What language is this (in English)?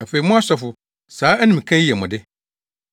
Akan